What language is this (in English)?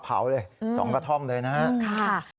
Thai